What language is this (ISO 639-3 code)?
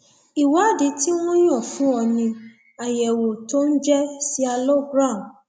yor